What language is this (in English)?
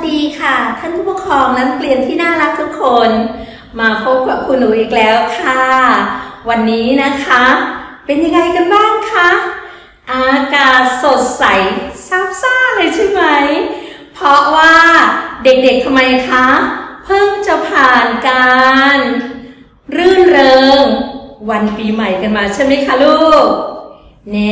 Thai